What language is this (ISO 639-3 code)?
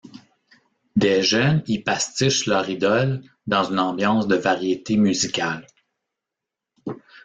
fra